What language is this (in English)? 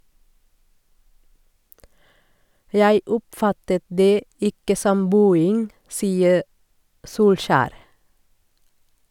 Norwegian